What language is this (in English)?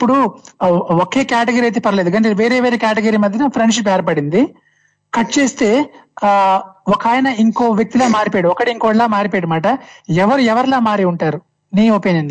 Telugu